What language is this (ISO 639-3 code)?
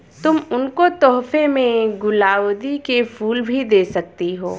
hin